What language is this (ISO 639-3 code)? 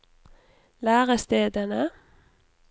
nor